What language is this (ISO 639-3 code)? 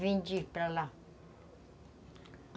por